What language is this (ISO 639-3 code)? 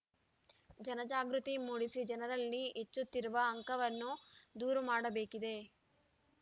kan